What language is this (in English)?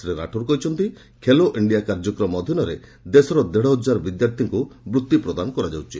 Odia